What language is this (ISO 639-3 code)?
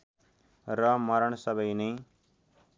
nep